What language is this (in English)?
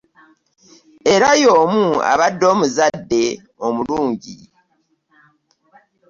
Ganda